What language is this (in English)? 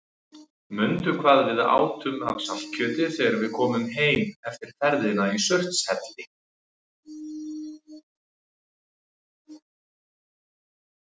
Icelandic